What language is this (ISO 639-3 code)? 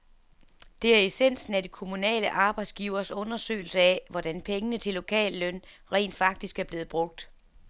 dan